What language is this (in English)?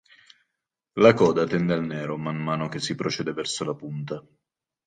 Italian